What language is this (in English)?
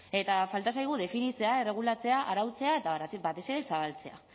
Basque